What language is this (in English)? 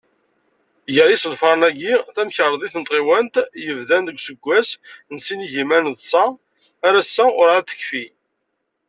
Kabyle